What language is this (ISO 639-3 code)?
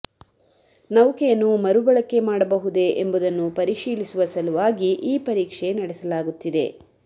kan